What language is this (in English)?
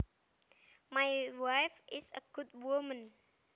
Javanese